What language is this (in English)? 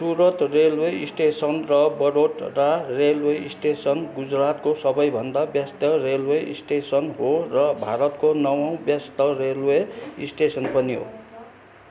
Nepali